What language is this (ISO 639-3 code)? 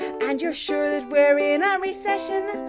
eng